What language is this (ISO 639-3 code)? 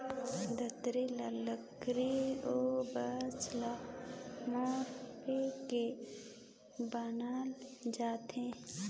hne